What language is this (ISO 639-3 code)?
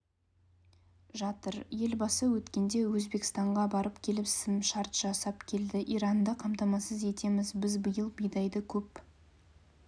kaz